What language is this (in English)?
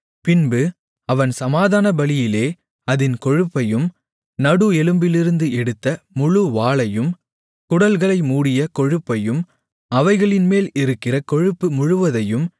Tamil